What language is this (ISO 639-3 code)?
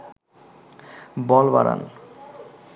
ben